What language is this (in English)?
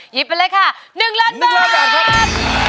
Thai